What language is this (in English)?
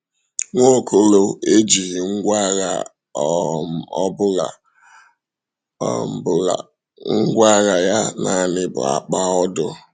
Igbo